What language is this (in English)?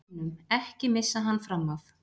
Icelandic